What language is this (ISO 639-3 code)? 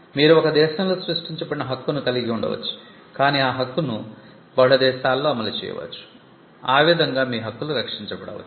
tel